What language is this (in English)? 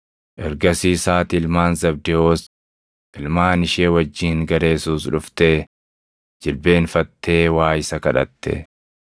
Oromo